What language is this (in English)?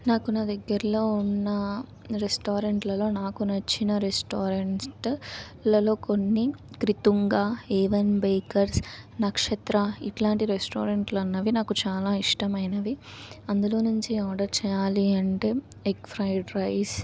Telugu